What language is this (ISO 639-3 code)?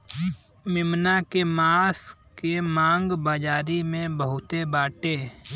bho